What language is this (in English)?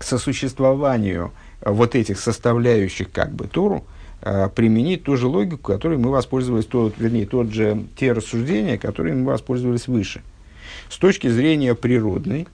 Russian